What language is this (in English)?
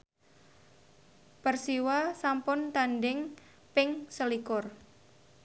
Javanese